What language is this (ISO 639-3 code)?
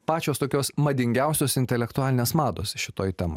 lit